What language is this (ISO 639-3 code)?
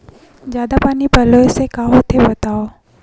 hne